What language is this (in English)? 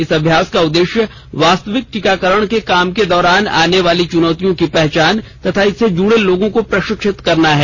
Hindi